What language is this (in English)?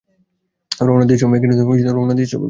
Bangla